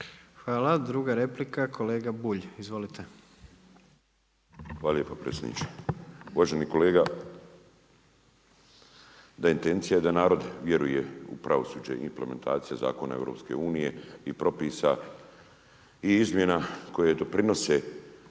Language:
Croatian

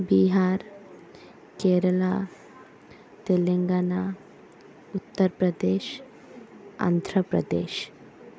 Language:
Odia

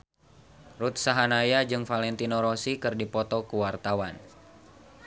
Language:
Sundanese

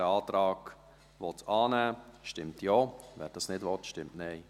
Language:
Swiss German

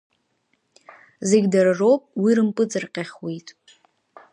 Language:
Abkhazian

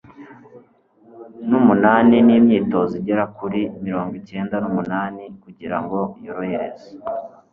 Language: Kinyarwanda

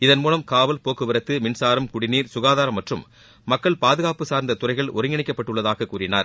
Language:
Tamil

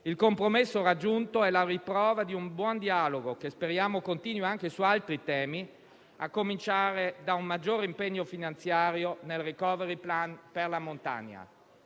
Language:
Italian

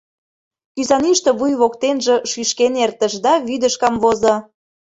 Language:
Mari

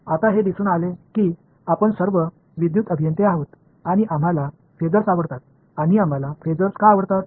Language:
Marathi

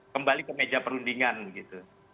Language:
Indonesian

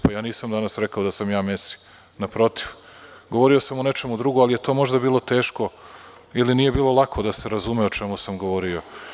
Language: Serbian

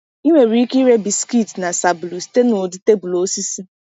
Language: Igbo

